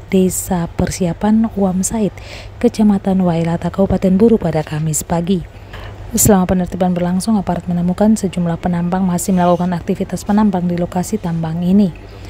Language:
Indonesian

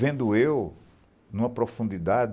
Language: Portuguese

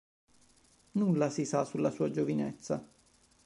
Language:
Italian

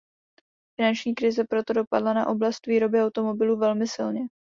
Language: Czech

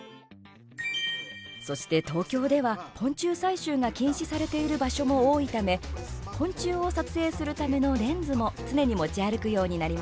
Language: Japanese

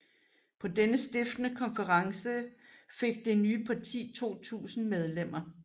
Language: Danish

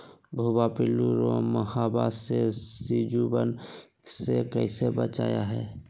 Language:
Magahi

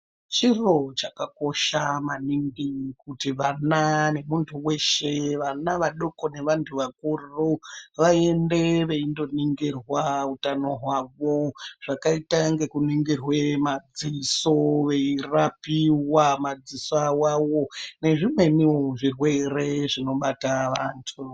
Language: Ndau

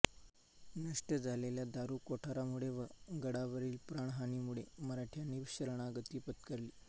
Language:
Marathi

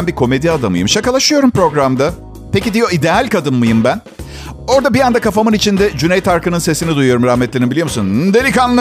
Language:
Turkish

